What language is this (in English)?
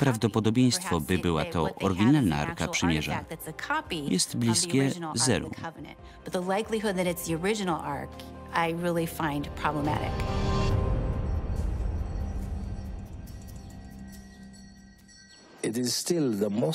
Polish